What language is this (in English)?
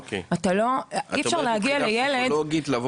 Hebrew